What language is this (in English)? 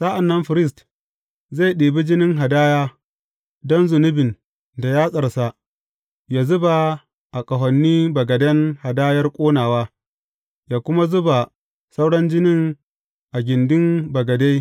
Hausa